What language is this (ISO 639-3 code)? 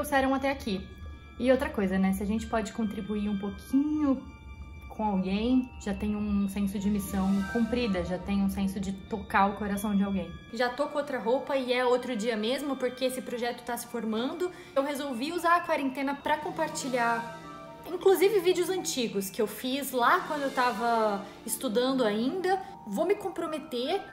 por